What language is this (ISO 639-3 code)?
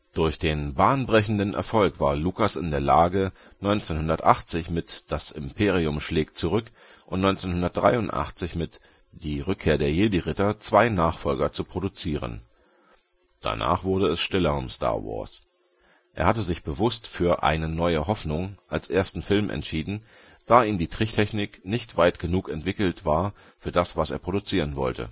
deu